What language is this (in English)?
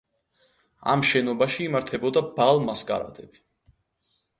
Georgian